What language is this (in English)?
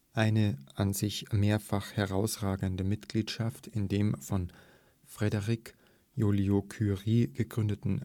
German